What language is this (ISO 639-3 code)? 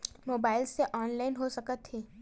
hne